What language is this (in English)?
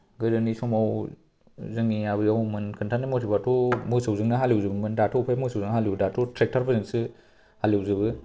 Bodo